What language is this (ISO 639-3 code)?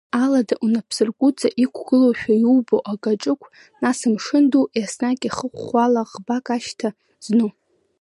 abk